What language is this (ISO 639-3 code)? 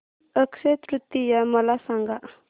mar